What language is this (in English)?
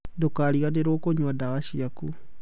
Kikuyu